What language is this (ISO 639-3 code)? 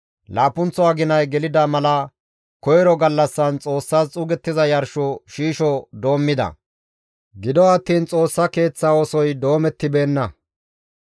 gmv